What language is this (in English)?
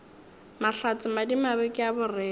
Northern Sotho